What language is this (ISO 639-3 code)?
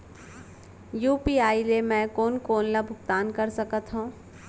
hne